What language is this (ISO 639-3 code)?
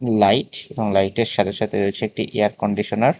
ben